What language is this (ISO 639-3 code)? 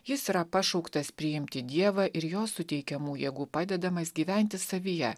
lit